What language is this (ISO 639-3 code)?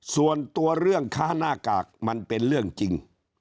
tha